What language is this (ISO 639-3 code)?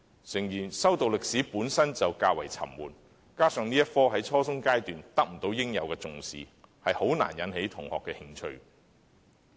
yue